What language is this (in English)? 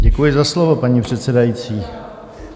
Czech